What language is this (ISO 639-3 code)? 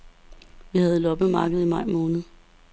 dan